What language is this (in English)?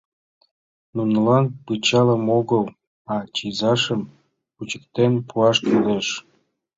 Mari